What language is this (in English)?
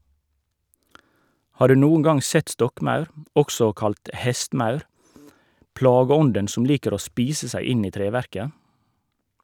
Norwegian